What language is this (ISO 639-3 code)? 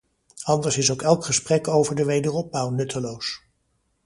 nld